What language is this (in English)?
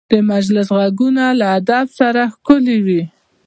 Pashto